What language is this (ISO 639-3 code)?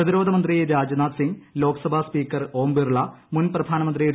mal